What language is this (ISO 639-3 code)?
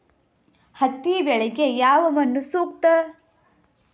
kan